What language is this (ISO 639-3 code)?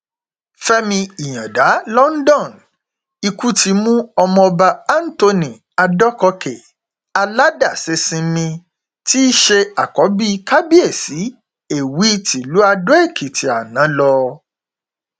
yor